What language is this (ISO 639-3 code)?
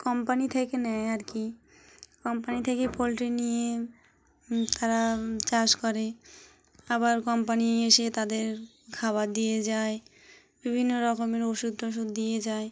ben